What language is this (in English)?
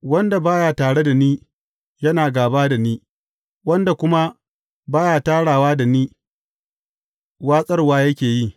Hausa